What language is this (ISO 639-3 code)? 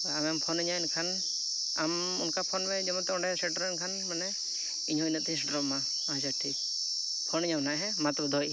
sat